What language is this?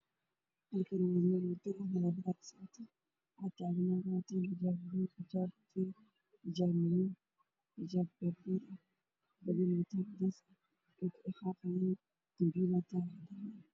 Somali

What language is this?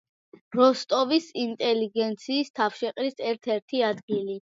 Georgian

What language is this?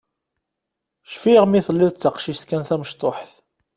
Kabyle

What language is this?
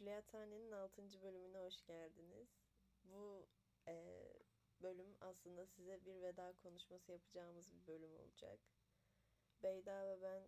Turkish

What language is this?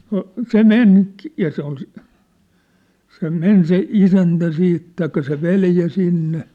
Finnish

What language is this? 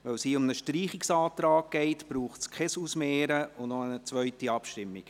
Swiss German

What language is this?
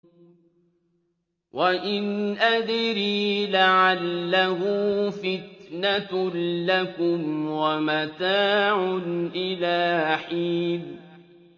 Arabic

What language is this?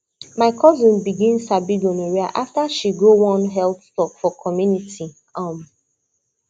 Nigerian Pidgin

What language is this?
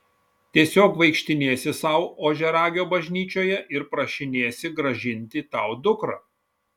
Lithuanian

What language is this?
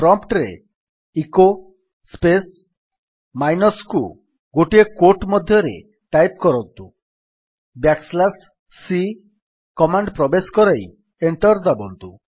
Odia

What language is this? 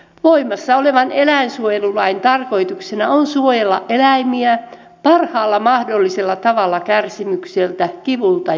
Finnish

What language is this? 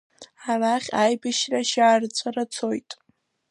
Abkhazian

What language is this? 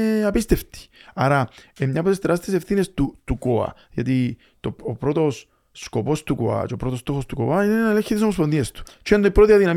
Greek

